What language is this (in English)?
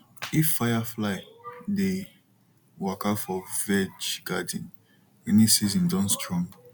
Nigerian Pidgin